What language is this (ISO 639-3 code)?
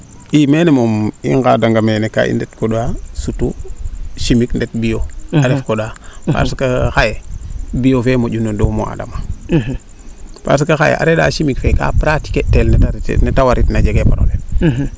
srr